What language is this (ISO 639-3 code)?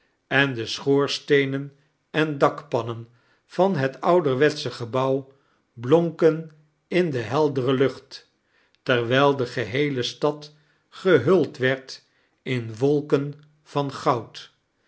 nld